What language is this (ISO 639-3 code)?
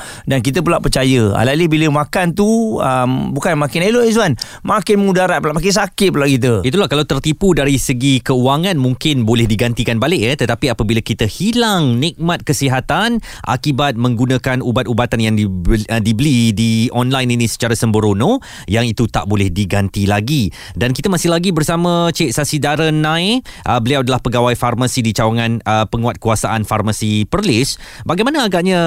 msa